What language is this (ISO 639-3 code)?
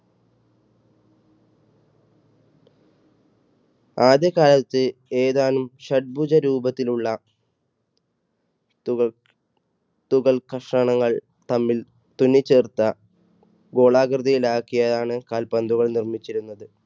mal